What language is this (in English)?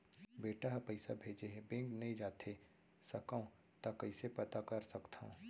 Chhattisgarhi